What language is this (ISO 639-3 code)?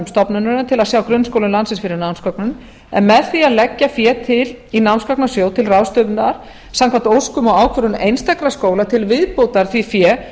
isl